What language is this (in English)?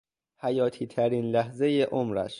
Persian